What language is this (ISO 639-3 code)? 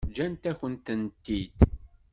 kab